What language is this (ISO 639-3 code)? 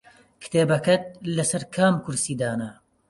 ckb